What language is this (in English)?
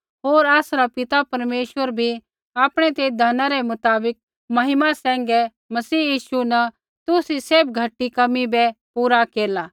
Kullu Pahari